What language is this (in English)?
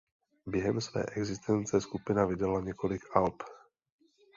Czech